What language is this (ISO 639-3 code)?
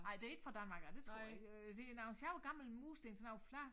dan